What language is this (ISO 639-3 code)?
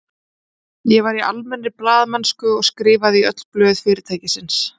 isl